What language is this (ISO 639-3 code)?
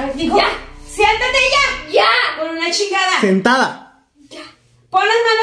spa